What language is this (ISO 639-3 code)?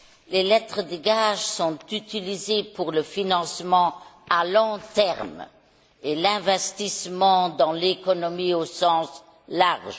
fra